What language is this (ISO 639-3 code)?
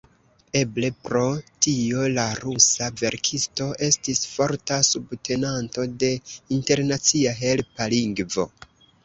epo